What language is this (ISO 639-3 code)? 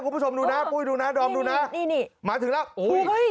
tha